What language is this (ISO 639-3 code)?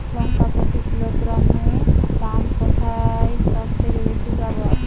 ben